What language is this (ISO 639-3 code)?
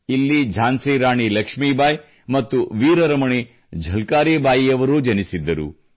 kan